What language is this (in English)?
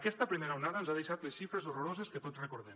Catalan